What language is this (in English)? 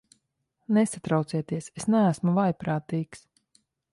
Latvian